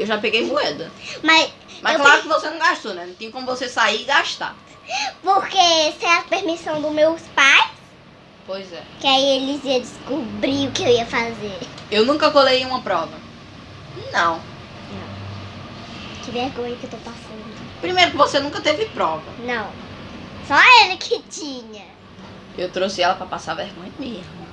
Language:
Portuguese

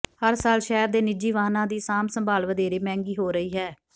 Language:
Punjabi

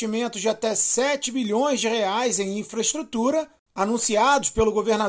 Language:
Portuguese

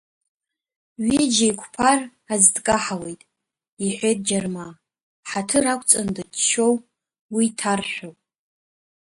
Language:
Abkhazian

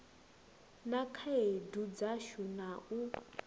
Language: Venda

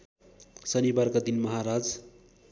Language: Nepali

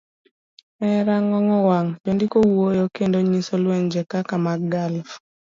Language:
Luo (Kenya and Tanzania)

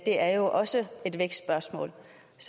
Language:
Danish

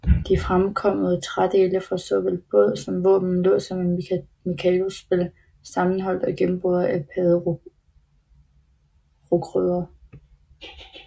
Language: Danish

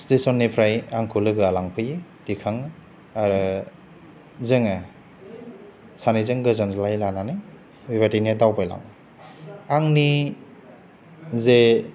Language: Bodo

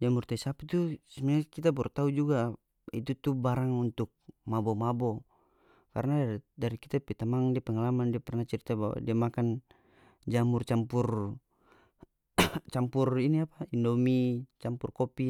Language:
North Moluccan Malay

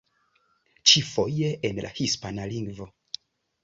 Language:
Esperanto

